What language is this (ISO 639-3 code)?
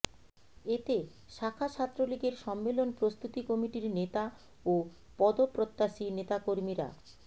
ben